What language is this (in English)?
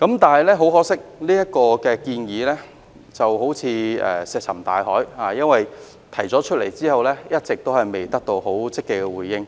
Cantonese